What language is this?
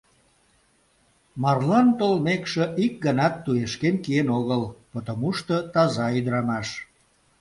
Mari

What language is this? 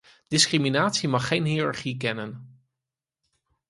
Dutch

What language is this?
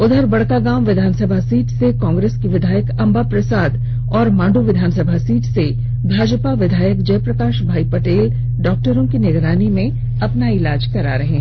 Hindi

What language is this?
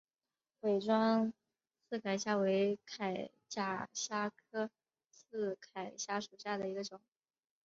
Chinese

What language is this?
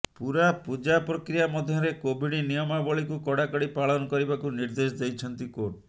Odia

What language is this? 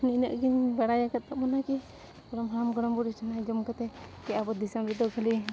Santali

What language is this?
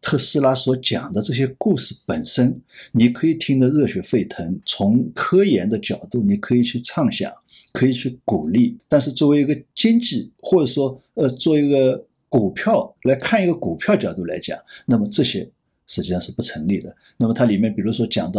Chinese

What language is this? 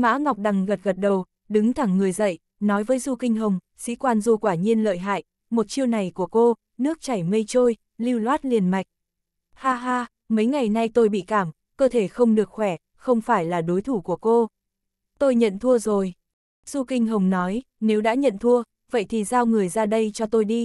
Vietnamese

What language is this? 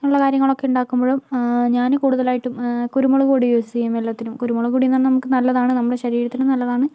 Malayalam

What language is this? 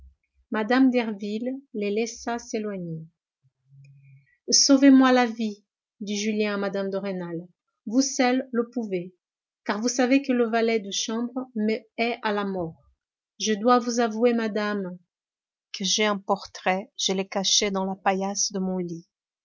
French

